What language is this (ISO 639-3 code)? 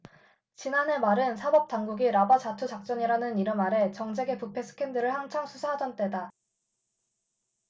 kor